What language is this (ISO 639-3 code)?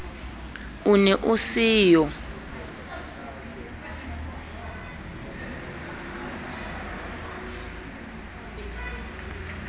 sot